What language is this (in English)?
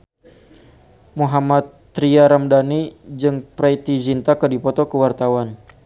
Sundanese